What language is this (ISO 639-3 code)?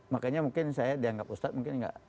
ind